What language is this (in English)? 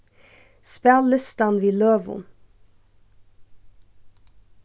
Faroese